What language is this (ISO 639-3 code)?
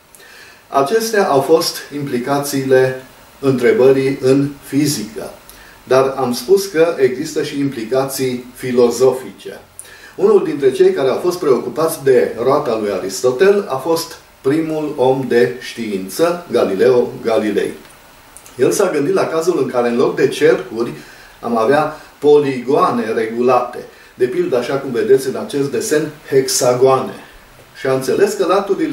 ron